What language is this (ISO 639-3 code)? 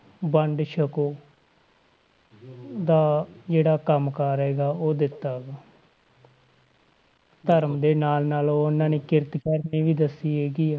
pan